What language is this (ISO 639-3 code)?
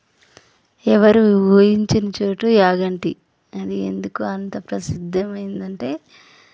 tel